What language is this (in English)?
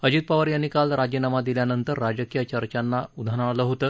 Marathi